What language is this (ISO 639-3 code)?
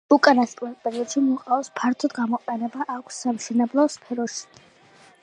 kat